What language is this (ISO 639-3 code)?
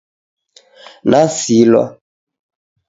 dav